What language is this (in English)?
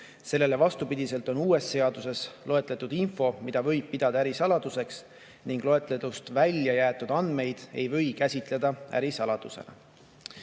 Estonian